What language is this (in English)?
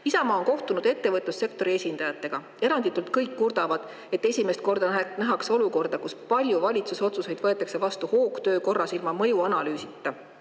Estonian